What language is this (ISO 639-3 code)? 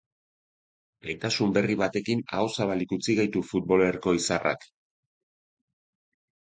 eus